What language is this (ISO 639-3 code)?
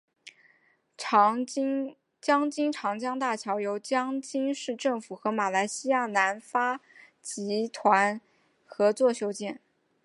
zho